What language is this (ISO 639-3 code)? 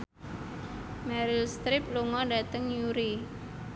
jav